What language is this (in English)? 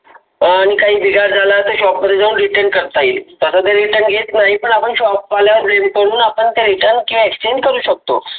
Marathi